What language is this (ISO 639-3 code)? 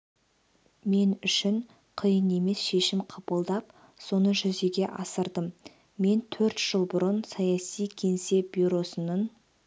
kaz